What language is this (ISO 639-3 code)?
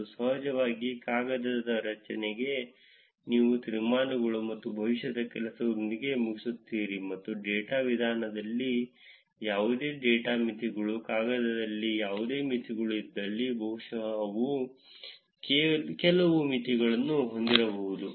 kan